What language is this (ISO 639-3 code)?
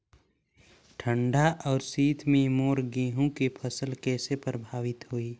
hne